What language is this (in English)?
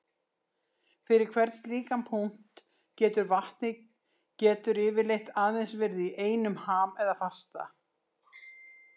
Icelandic